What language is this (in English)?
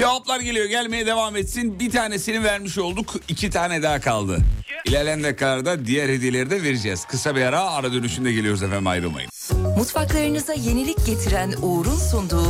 Turkish